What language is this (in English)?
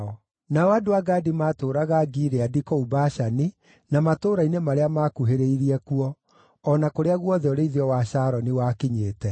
Kikuyu